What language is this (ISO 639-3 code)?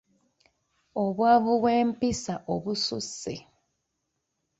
lug